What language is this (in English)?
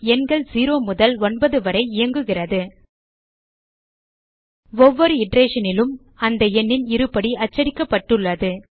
Tamil